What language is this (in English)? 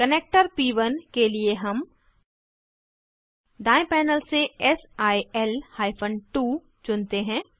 Hindi